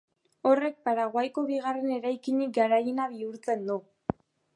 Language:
Basque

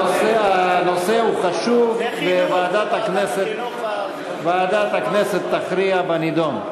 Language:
Hebrew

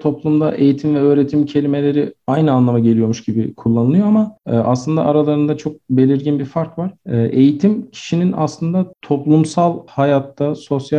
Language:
Turkish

